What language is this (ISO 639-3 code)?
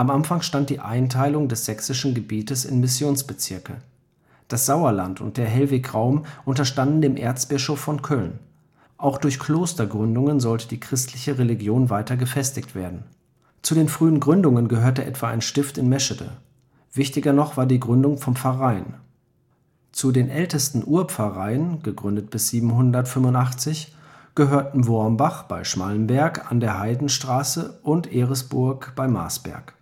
deu